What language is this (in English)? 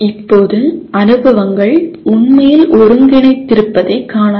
Tamil